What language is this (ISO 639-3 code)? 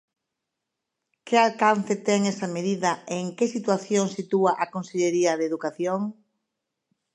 glg